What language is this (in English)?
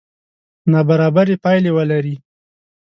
Pashto